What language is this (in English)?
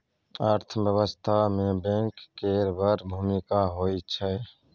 Maithili